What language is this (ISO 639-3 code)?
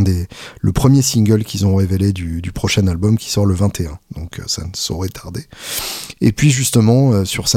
fra